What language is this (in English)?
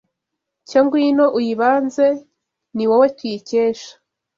Kinyarwanda